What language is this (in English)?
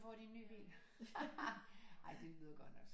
Danish